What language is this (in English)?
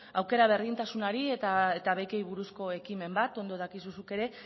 Basque